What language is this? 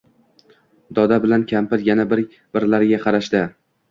Uzbek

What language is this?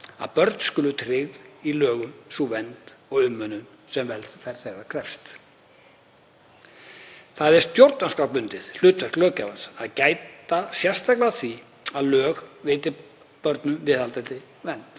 Icelandic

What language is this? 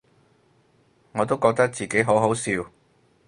Cantonese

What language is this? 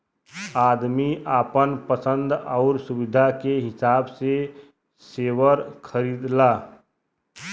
Bhojpuri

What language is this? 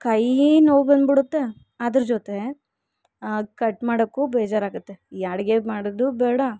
Kannada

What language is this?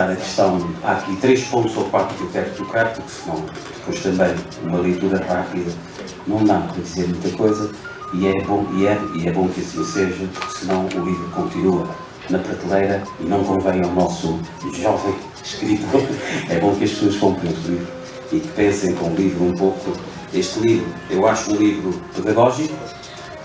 Portuguese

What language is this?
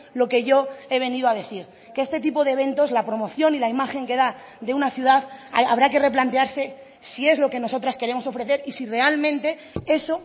Spanish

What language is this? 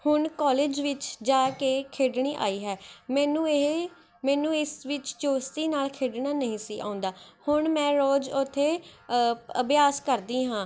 Punjabi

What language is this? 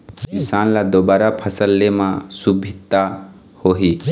Chhattisgarhi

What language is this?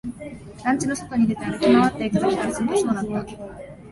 Japanese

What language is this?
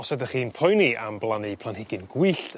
Welsh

